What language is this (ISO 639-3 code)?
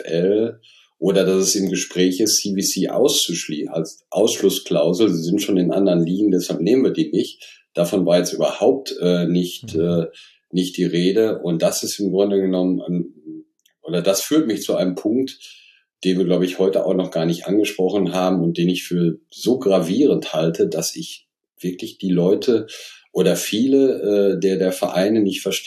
deu